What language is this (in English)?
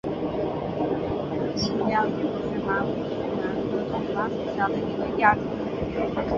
Chinese